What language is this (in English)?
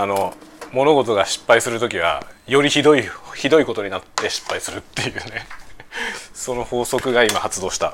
Japanese